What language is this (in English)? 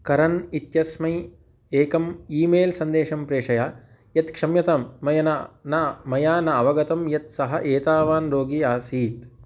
Sanskrit